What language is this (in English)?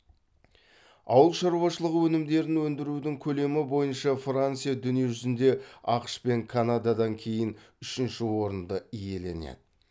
Kazakh